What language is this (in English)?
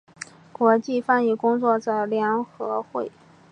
Chinese